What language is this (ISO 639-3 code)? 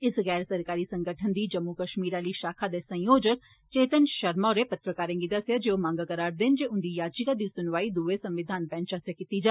doi